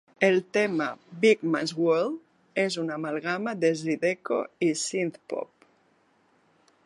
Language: Catalan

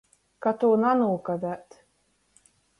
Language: Latgalian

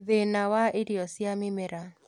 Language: Kikuyu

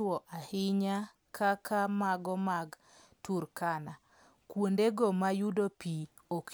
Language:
Luo (Kenya and Tanzania)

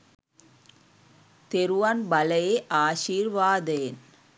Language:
Sinhala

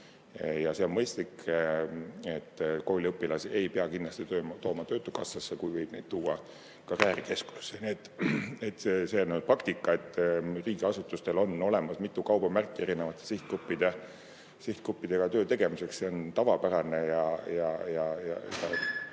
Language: Estonian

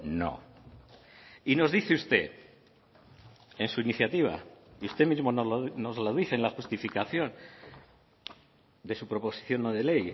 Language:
Spanish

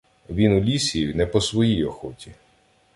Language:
Ukrainian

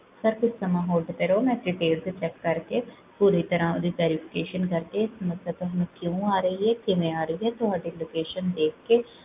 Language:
Punjabi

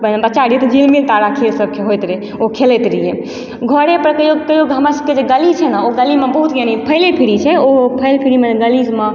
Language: Maithili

